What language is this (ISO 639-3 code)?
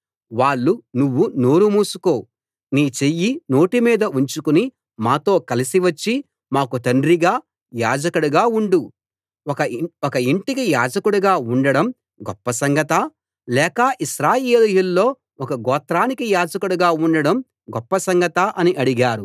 tel